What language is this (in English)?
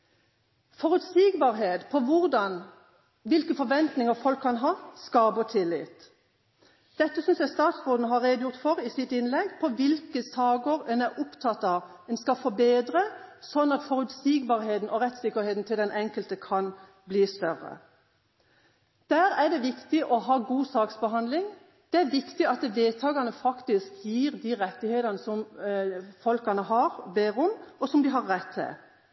Norwegian Bokmål